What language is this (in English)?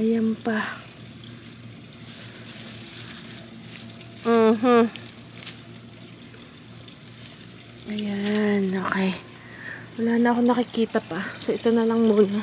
Filipino